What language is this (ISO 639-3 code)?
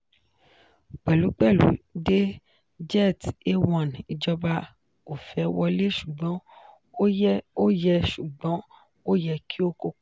yor